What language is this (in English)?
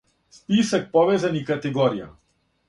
Serbian